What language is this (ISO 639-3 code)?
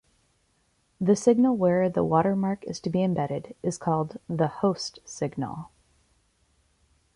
eng